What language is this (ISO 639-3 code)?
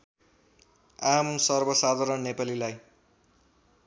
nep